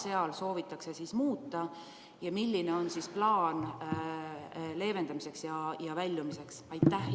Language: Estonian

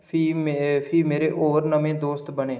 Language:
Dogri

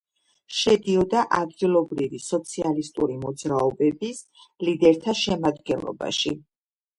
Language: Georgian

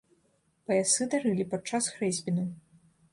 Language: Belarusian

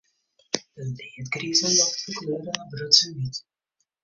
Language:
Western Frisian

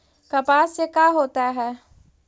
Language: Magahi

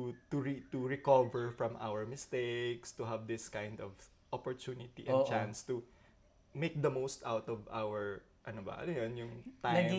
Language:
Filipino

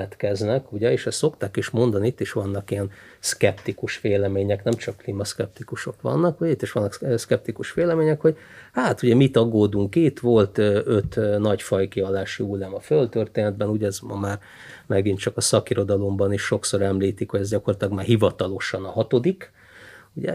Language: Hungarian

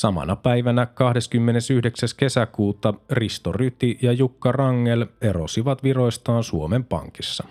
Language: Finnish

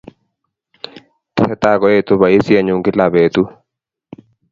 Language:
Kalenjin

